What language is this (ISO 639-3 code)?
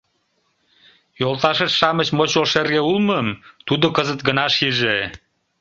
chm